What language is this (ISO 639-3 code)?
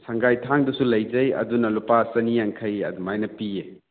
mni